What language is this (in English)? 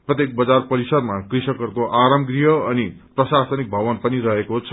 Nepali